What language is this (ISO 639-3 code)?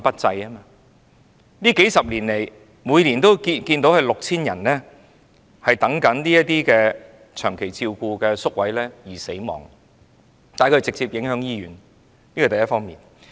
yue